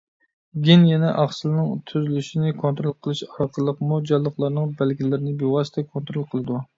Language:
Uyghur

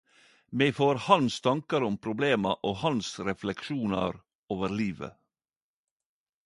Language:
Norwegian Nynorsk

